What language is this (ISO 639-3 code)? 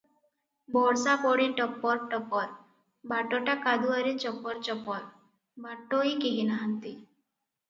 ori